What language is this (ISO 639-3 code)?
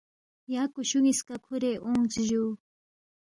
bft